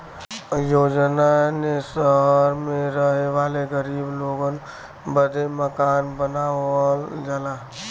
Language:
Bhojpuri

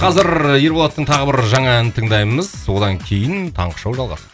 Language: Kazakh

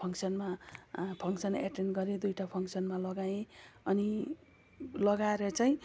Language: Nepali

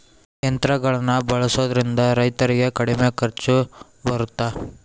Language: Kannada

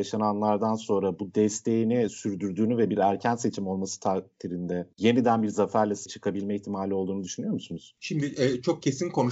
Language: Turkish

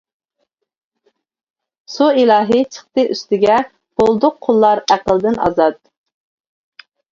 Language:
Uyghur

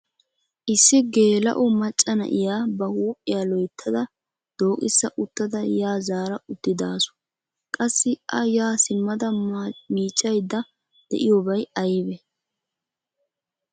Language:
Wolaytta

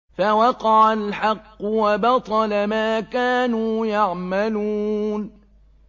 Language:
Arabic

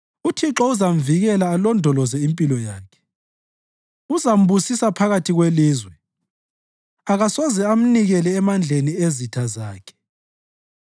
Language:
North Ndebele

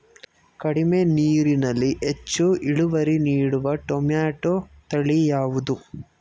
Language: Kannada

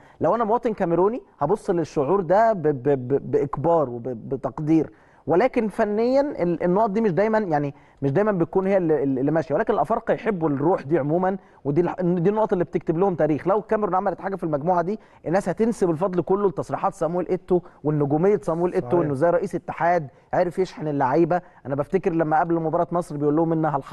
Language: Arabic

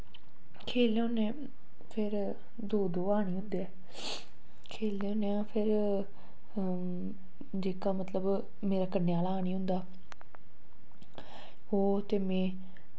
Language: Dogri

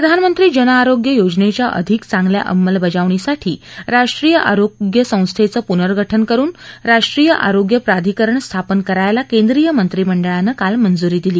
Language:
Marathi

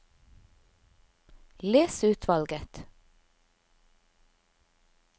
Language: Norwegian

